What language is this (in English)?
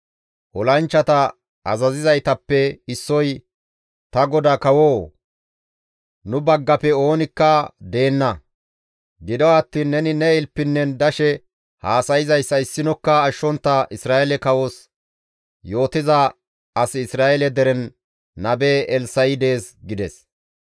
Gamo